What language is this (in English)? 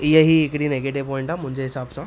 Sindhi